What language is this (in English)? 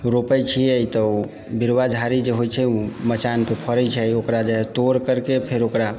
Maithili